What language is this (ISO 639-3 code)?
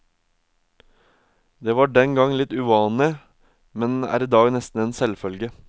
nor